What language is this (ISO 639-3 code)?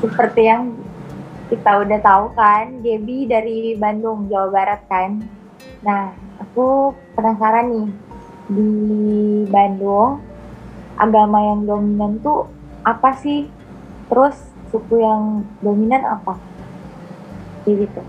ind